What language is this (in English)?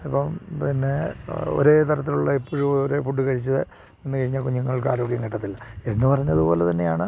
Malayalam